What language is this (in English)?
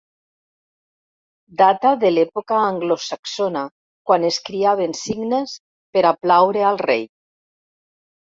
Catalan